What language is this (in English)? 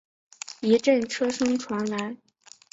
Chinese